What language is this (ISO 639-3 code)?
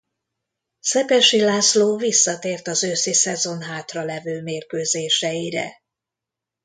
hun